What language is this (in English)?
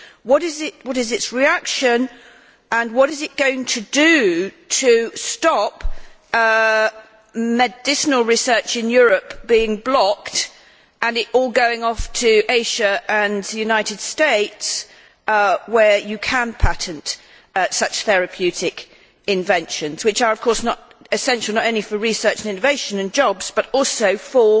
English